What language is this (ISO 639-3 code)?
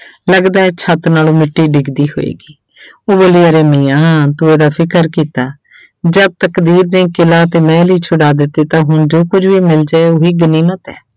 pan